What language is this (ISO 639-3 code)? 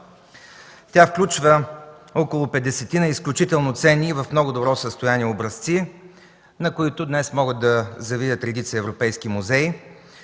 bul